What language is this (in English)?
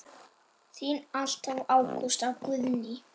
Icelandic